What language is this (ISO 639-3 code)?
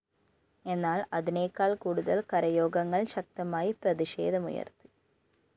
mal